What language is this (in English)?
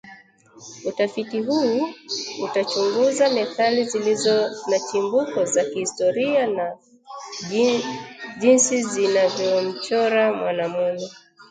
Swahili